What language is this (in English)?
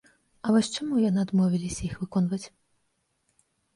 Belarusian